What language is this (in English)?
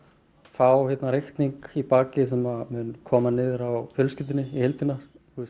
Icelandic